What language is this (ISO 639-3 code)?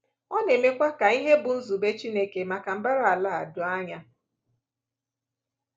ibo